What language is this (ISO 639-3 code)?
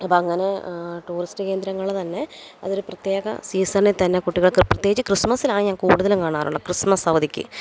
mal